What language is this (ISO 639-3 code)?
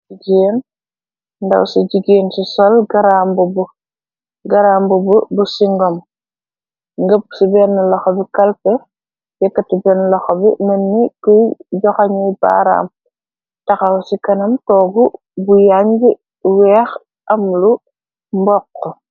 wol